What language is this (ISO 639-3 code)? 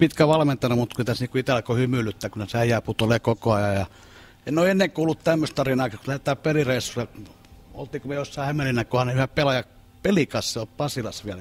fin